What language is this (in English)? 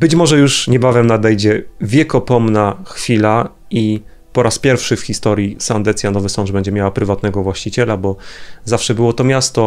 Polish